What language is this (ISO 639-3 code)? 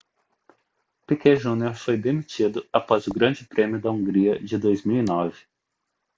por